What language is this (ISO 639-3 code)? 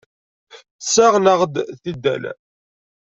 kab